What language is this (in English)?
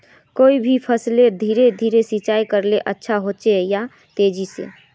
Magahi